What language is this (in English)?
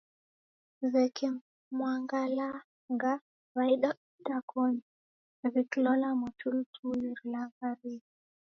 Taita